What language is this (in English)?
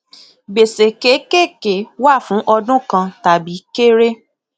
Yoruba